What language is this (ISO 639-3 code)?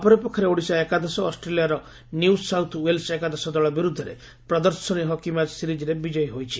ori